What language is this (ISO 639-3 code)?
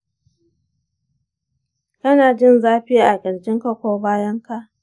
hau